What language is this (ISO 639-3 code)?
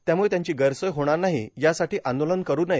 mar